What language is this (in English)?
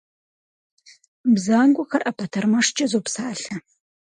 Kabardian